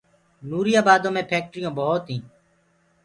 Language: Gurgula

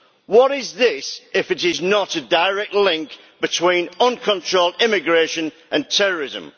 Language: English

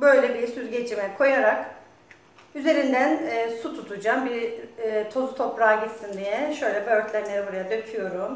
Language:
Turkish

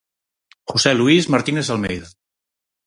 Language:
Galician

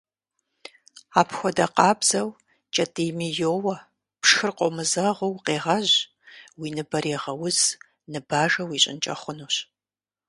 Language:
Kabardian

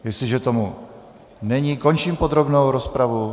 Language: Czech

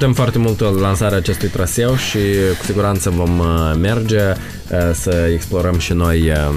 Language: Romanian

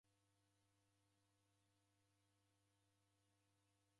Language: Taita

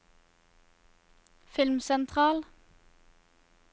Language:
Norwegian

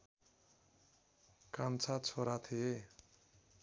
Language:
Nepali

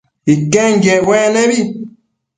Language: Matsés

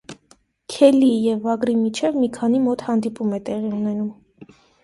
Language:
Armenian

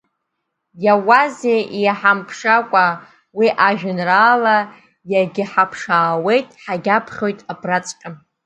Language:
Abkhazian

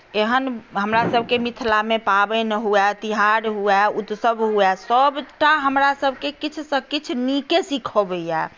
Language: Maithili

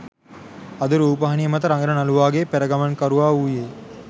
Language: Sinhala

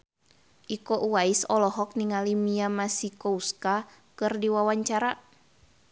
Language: Sundanese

